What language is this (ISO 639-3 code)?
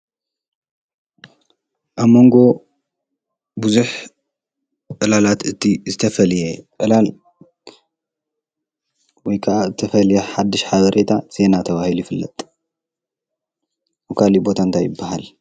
tir